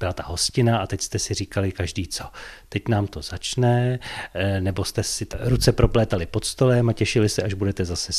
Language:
Czech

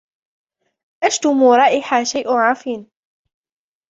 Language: Arabic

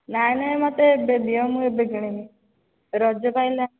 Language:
Odia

